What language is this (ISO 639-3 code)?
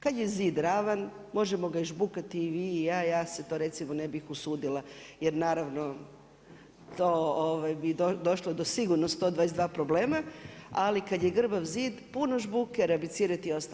hrv